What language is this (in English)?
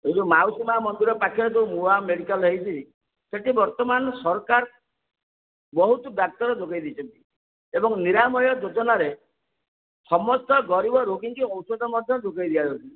Odia